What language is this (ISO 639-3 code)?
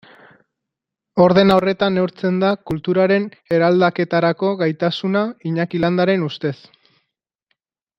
eus